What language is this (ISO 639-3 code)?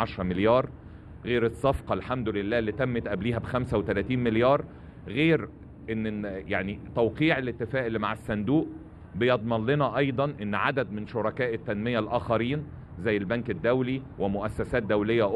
ara